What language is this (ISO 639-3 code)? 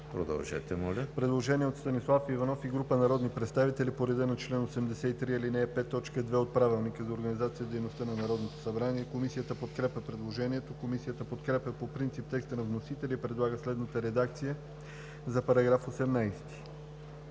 bul